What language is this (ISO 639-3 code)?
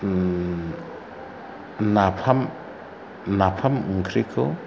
brx